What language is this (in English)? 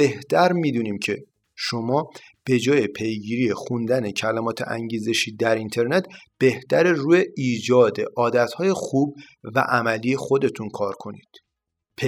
Persian